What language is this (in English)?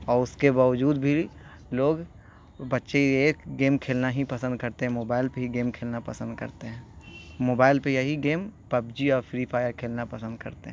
Urdu